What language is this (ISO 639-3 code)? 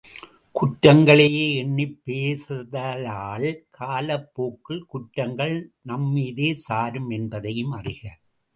tam